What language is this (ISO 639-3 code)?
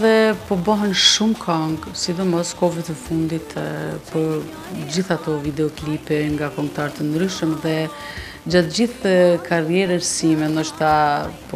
ron